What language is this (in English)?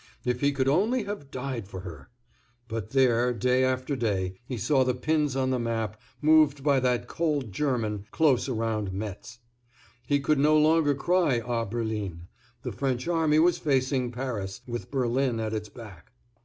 English